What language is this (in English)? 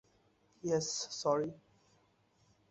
Bangla